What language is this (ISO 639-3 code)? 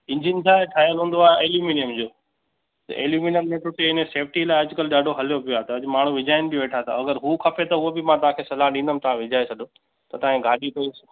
snd